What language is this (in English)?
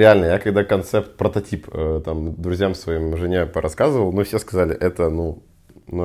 Russian